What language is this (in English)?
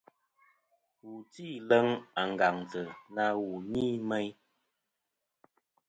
Kom